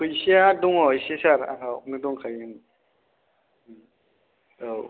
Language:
Bodo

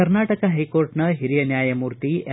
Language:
Kannada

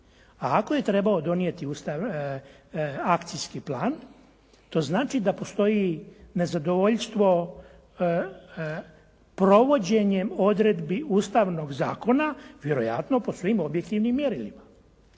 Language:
Croatian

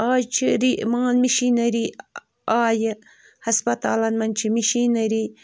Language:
Kashmiri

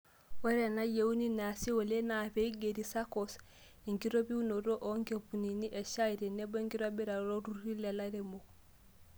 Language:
Masai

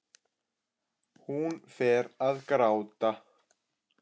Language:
Icelandic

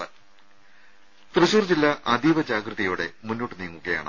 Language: Malayalam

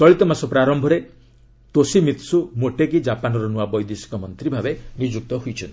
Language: Odia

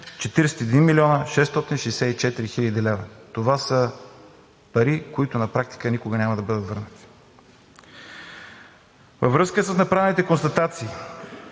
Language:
Bulgarian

